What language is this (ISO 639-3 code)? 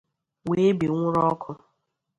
ibo